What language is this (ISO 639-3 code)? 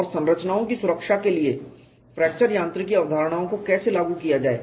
hin